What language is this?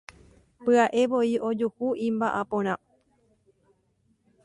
Guarani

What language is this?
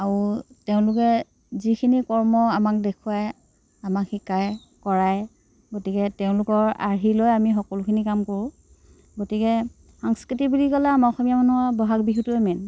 Assamese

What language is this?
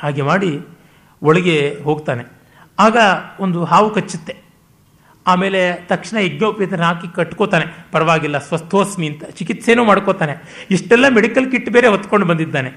Kannada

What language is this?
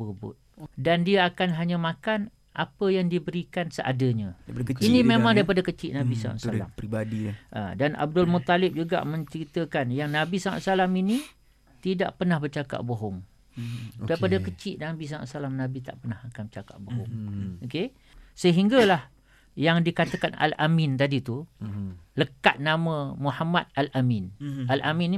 Malay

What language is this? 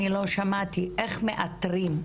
Hebrew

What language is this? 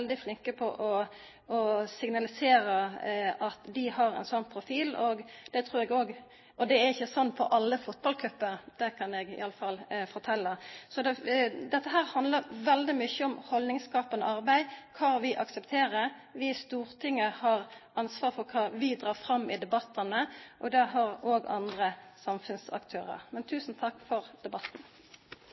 Norwegian Nynorsk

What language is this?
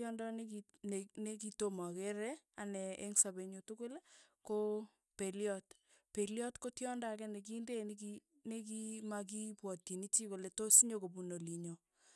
Tugen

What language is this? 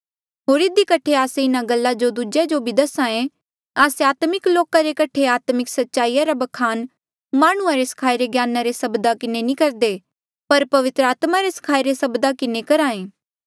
Mandeali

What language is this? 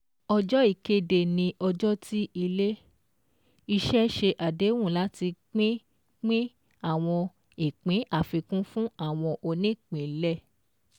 Yoruba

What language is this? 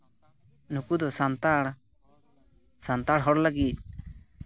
Santali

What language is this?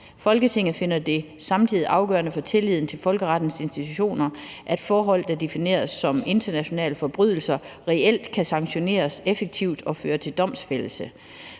Danish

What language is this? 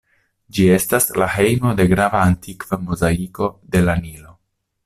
Esperanto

